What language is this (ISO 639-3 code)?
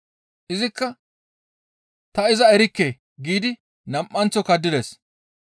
gmv